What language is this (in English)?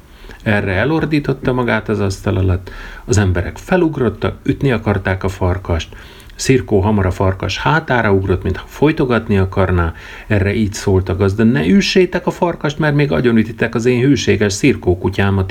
Hungarian